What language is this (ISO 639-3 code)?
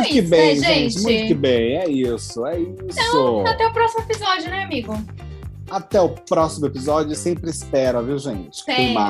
por